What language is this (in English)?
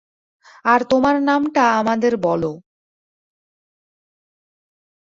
Bangla